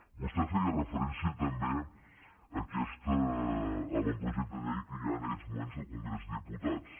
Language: Catalan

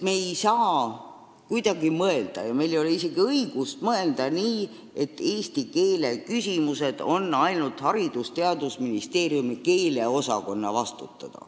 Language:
Estonian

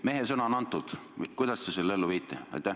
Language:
Estonian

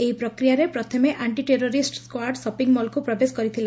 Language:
Odia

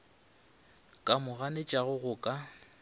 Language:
Northern Sotho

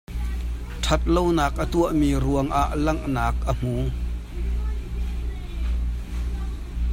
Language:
Hakha Chin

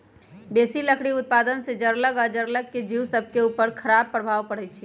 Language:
Magahi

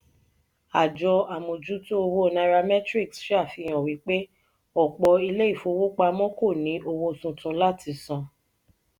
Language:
Yoruba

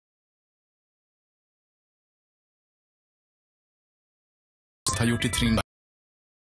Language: Swedish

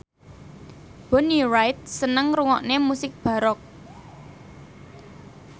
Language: Javanese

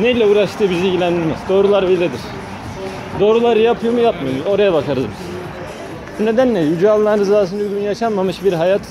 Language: Turkish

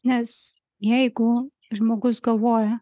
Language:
Lithuanian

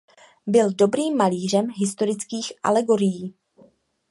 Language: Czech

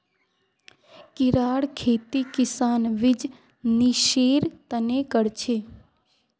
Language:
Magahi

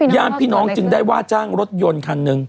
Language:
Thai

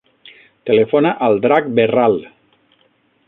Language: Catalan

